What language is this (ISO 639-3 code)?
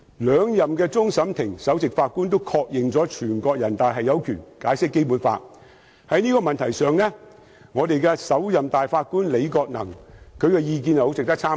yue